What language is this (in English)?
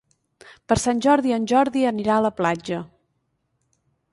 Catalan